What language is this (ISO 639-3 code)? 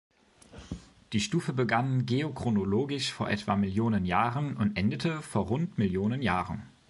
deu